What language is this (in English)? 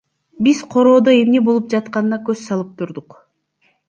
Kyrgyz